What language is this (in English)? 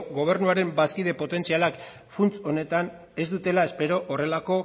Basque